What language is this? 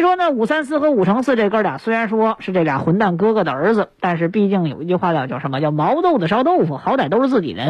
Chinese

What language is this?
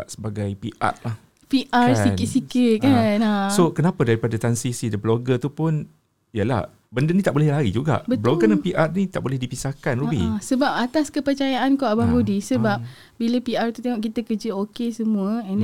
Malay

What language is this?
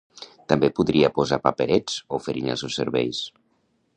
Catalan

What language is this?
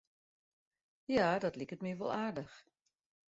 Western Frisian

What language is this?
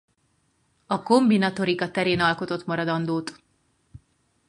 Hungarian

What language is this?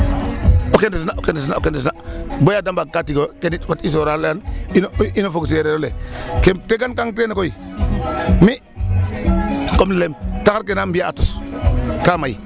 Serer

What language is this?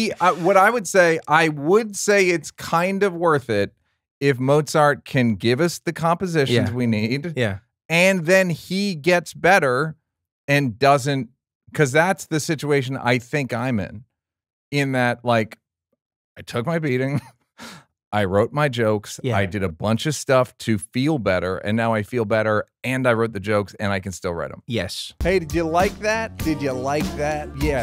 English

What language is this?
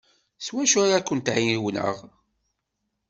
Kabyle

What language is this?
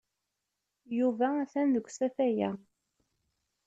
Kabyle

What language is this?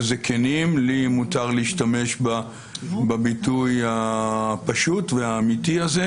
Hebrew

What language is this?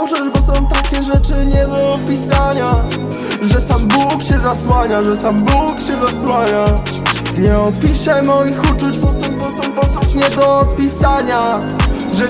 Polish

